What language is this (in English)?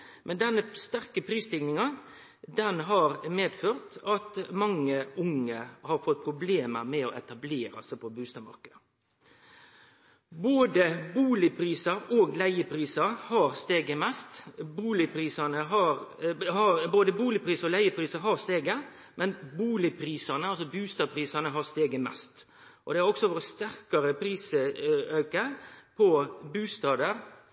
Norwegian Nynorsk